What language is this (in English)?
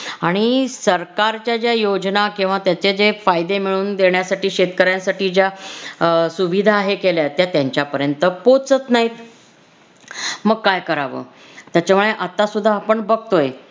Marathi